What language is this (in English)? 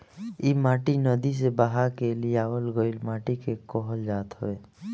Bhojpuri